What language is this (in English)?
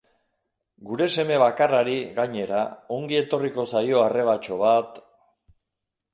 Basque